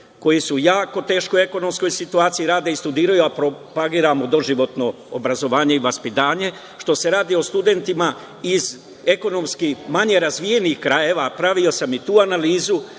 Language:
Serbian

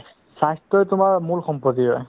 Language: Assamese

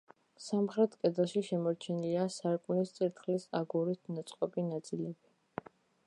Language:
Georgian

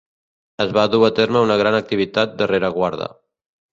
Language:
Catalan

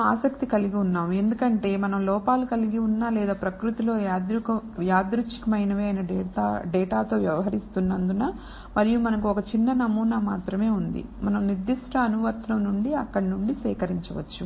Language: Telugu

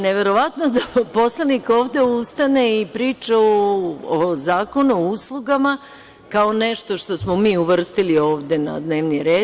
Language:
Serbian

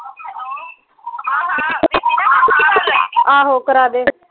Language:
Punjabi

